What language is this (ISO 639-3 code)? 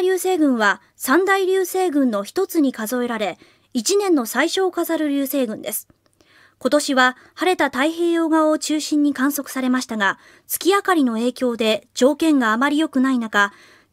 jpn